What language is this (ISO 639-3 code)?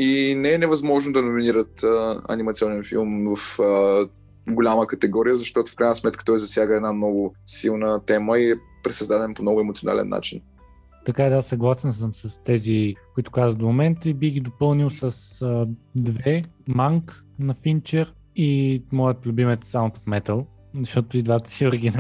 bul